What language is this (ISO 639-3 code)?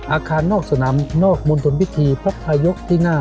tha